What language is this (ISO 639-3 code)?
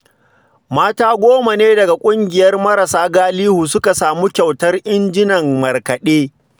hau